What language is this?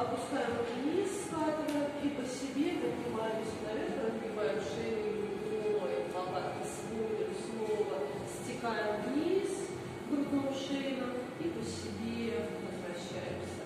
Russian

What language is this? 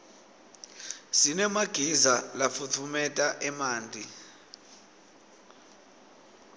Swati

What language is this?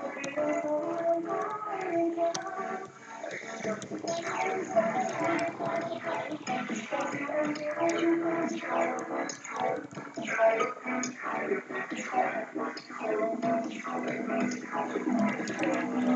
Vietnamese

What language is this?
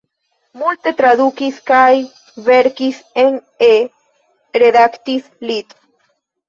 Esperanto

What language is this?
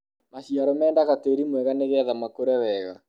Kikuyu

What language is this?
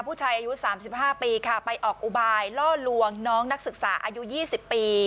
Thai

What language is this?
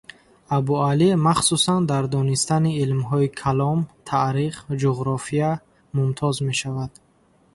Tajik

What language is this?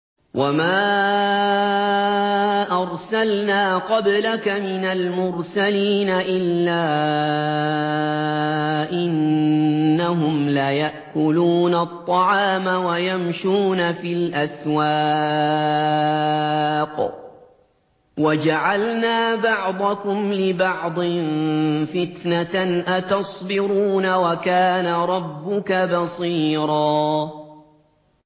Arabic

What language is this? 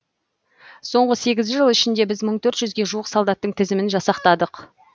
Kazakh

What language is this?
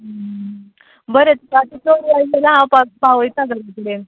Konkani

